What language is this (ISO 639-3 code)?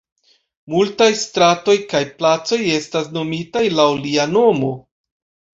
epo